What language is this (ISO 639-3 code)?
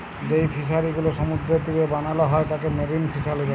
ben